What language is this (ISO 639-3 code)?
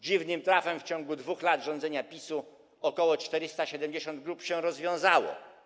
pol